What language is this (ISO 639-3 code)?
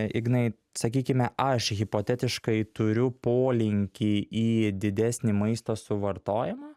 lit